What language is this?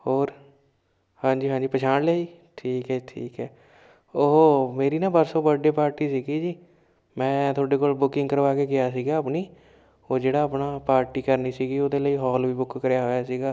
Punjabi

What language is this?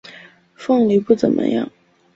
Chinese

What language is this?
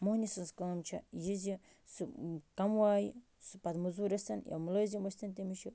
Kashmiri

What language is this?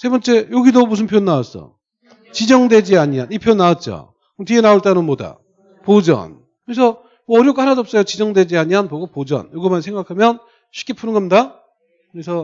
Korean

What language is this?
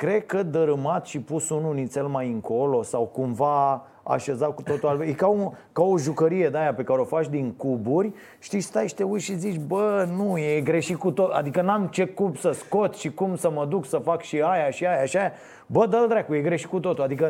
Romanian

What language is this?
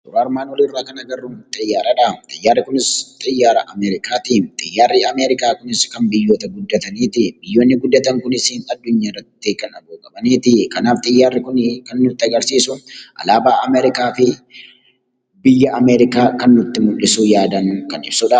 Oromo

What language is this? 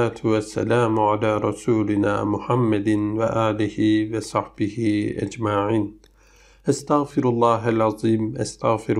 Turkish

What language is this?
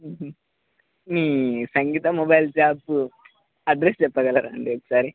Telugu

